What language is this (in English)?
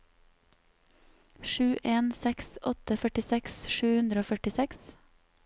Norwegian